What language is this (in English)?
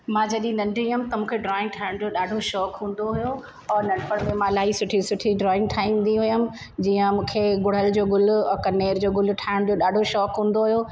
Sindhi